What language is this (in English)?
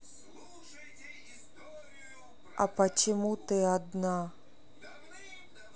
Russian